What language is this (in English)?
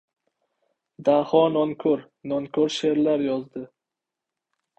Uzbek